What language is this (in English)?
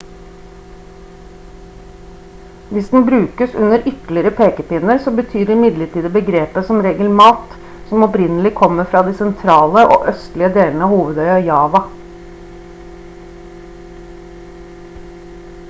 Norwegian Bokmål